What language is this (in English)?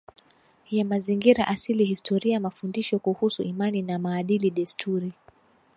Swahili